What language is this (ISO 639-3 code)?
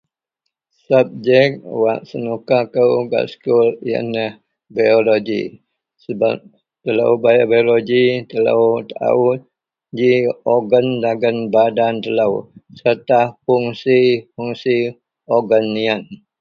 mel